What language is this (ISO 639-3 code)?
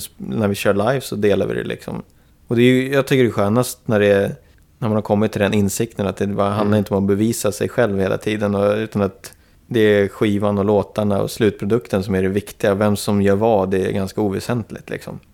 swe